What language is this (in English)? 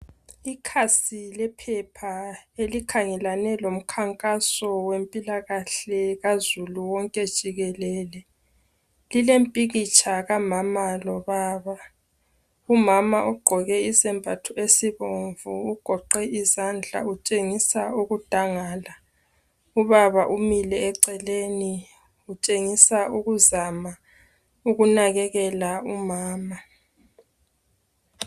North Ndebele